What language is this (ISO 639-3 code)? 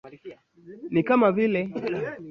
swa